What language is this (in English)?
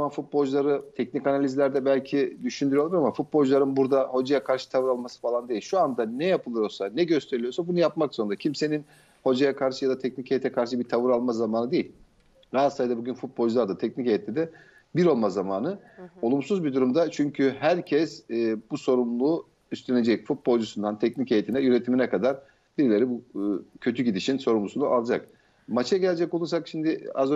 Turkish